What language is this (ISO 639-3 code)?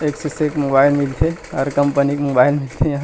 hne